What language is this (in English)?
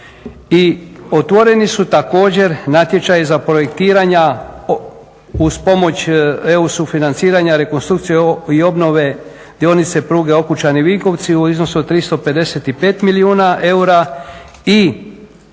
Croatian